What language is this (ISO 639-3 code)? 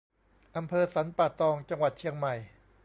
tha